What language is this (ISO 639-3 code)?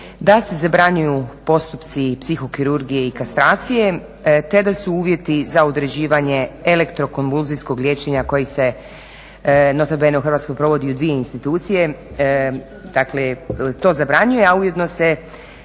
hrv